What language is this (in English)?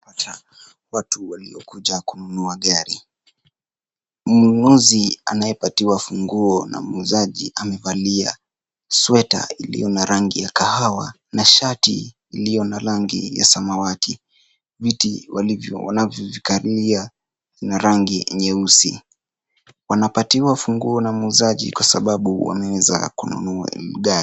Swahili